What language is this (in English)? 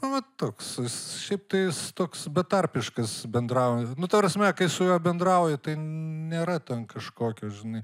Lithuanian